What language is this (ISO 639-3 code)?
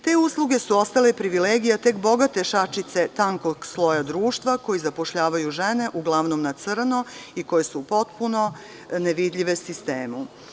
srp